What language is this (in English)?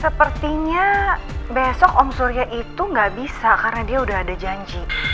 Indonesian